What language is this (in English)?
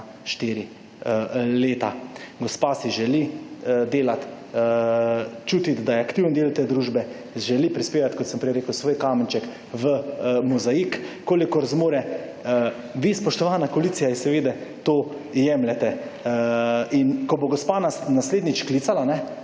Slovenian